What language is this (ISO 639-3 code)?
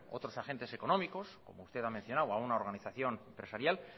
spa